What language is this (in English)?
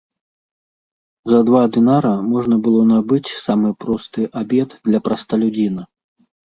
Belarusian